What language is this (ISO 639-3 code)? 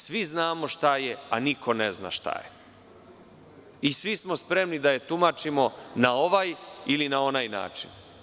srp